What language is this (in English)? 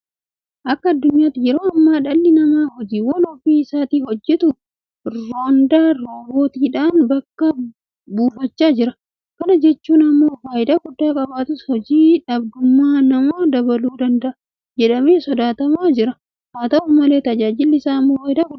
Oromo